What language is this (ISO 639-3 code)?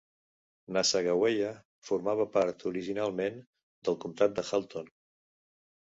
cat